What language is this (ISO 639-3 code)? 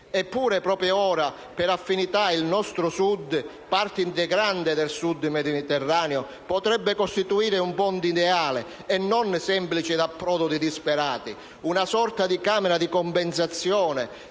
ita